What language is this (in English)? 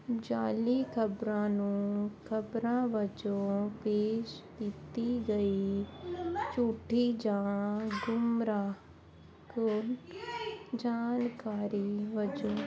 Punjabi